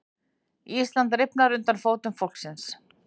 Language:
Icelandic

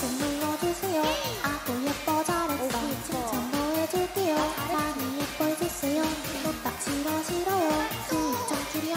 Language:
Korean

